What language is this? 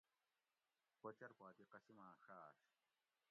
Gawri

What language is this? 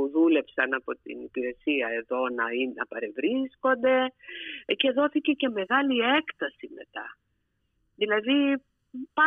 Greek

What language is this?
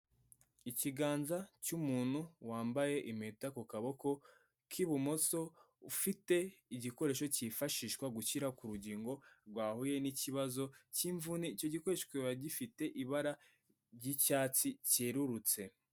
Kinyarwanda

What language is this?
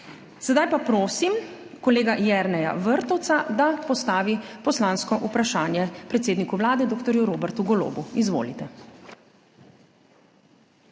Slovenian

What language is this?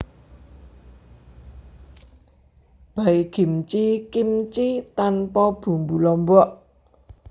Javanese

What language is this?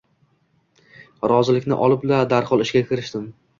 Uzbek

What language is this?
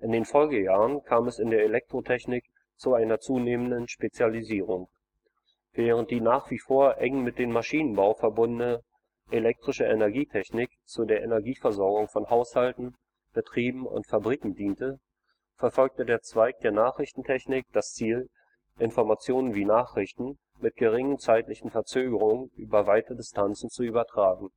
German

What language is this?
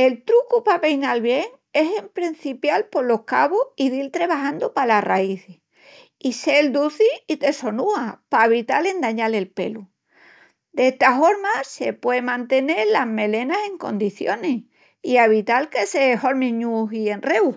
Extremaduran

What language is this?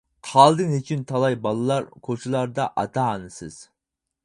Uyghur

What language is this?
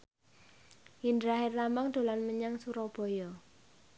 Javanese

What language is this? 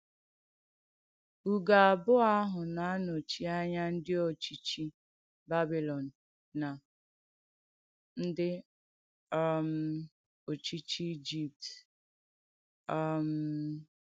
Igbo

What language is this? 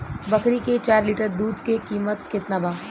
Bhojpuri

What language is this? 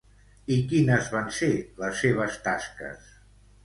Catalan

